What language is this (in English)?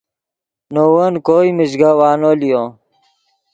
Yidgha